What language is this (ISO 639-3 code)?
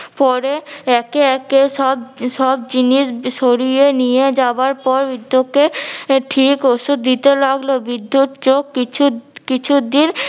ben